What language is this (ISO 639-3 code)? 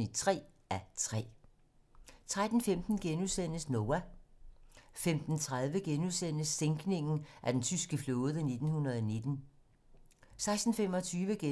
dan